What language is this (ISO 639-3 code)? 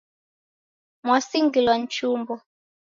dav